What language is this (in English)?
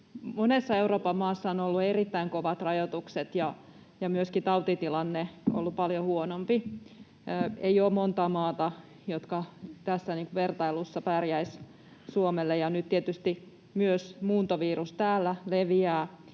Finnish